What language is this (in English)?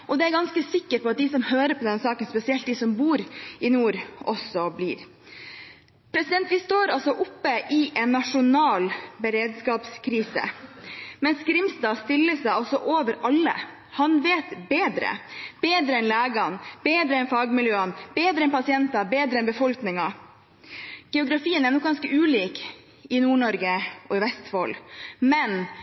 Norwegian Bokmål